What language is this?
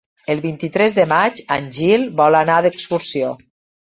Catalan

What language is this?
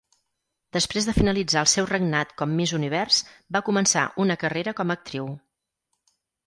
Catalan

